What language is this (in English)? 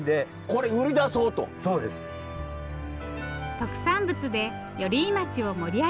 Japanese